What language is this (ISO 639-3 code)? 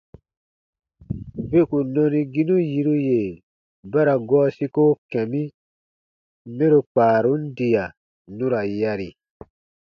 bba